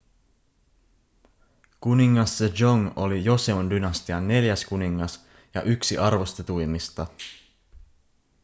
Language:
Finnish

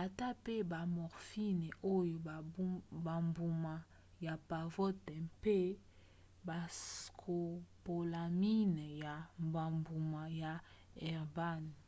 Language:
Lingala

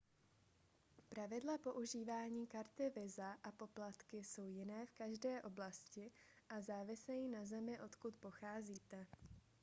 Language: Czech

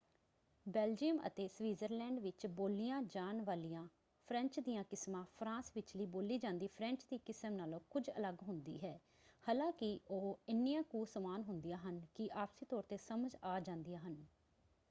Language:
Punjabi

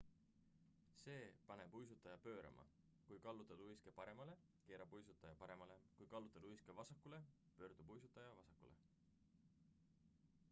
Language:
Estonian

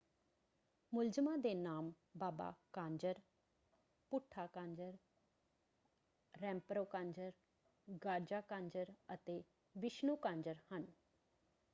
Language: Punjabi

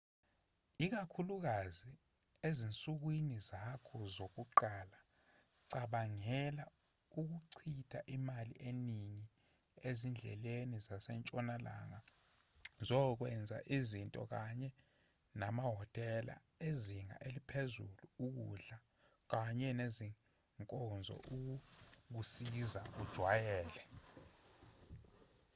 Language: Zulu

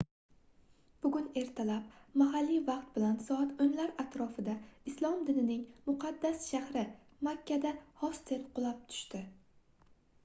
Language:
Uzbek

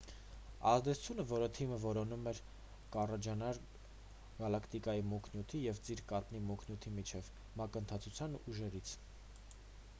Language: Armenian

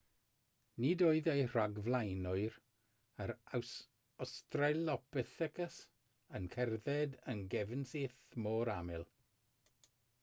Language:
Welsh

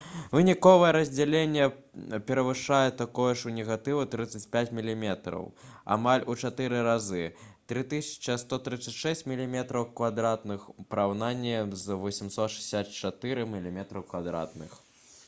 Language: Belarusian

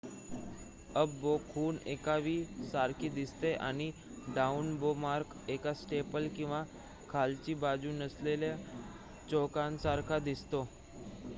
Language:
Marathi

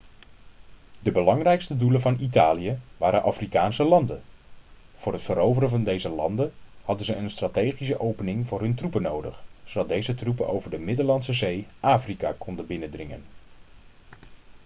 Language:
Dutch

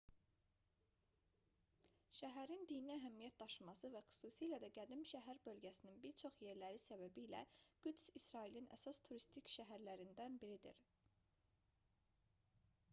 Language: Azerbaijani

